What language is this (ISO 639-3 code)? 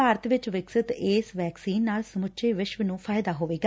pan